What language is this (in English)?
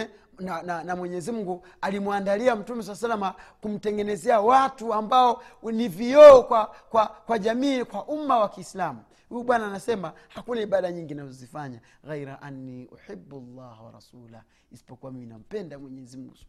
Swahili